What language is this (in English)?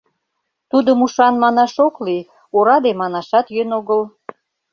Mari